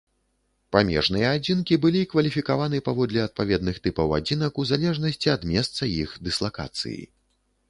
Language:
Belarusian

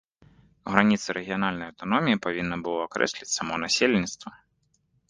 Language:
Belarusian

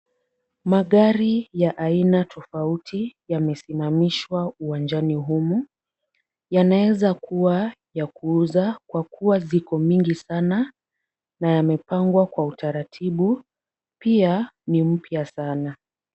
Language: Swahili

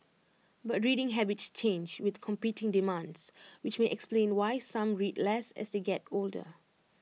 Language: English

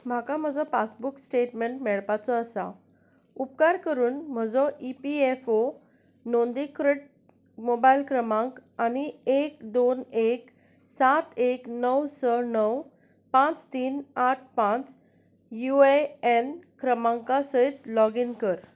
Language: Konkani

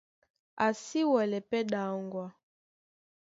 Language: Duala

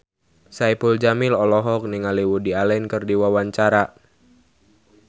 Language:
Sundanese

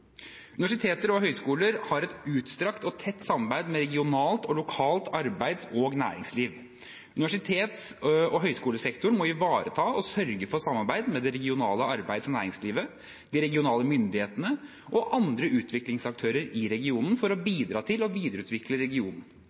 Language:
Norwegian Bokmål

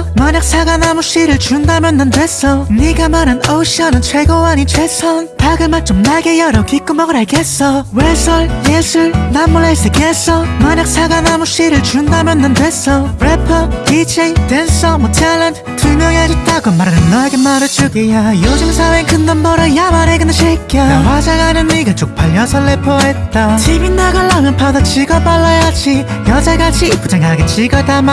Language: Korean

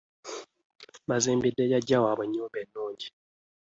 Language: Ganda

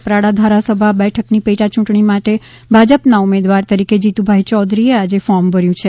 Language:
Gujarati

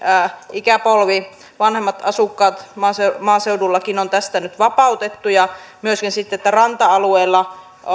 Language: Finnish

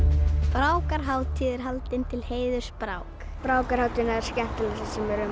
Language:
Icelandic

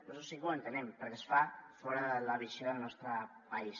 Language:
Catalan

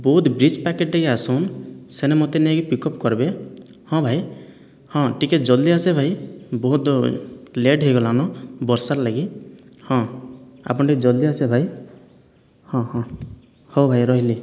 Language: Odia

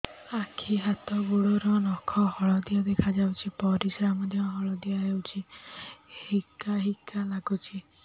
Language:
Odia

